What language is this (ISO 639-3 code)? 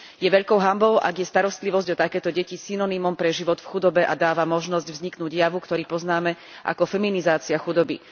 slk